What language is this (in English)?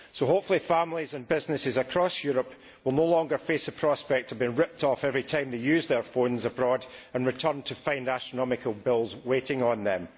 English